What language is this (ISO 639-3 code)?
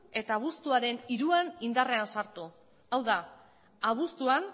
eus